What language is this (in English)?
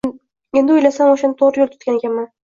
Uzbek